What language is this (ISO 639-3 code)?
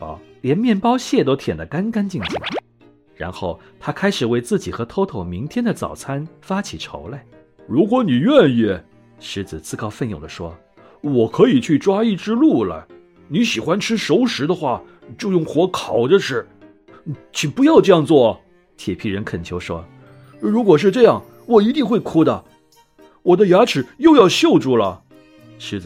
zho